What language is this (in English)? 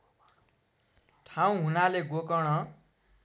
Nepali